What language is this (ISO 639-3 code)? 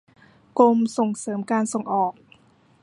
tha